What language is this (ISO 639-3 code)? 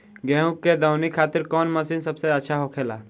bho